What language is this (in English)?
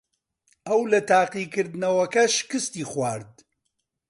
Central Kurdish